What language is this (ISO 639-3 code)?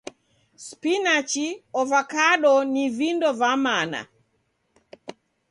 dav